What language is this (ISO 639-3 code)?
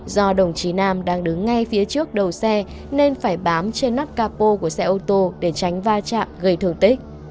vie